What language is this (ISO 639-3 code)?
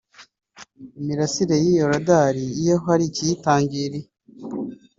kin